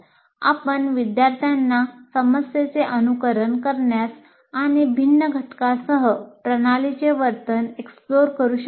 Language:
Marathi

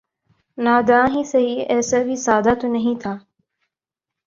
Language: Urdu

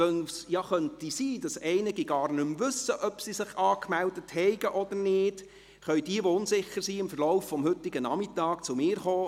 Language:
Swiss German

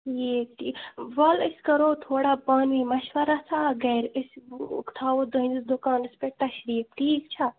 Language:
Kashmiri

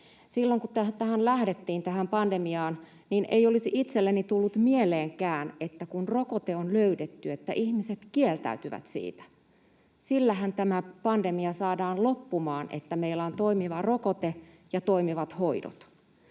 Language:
Finnish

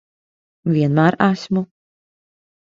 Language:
Latvian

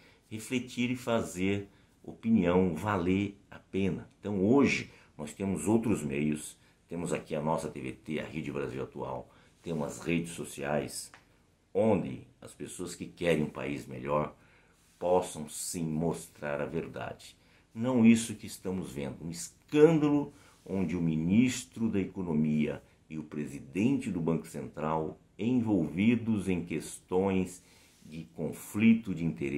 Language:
Portuguese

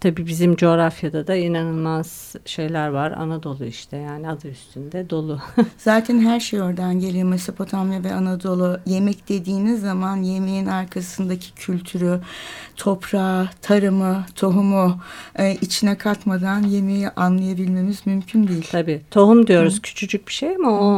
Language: Turkish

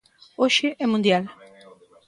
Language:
Galician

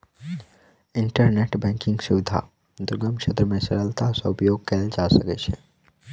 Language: Maithili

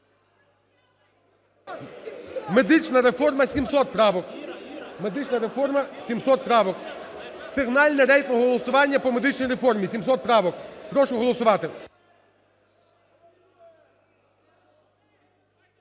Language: Ukrainian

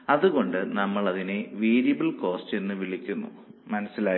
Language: Malayalam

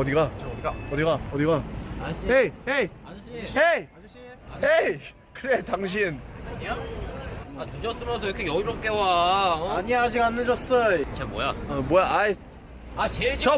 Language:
Korean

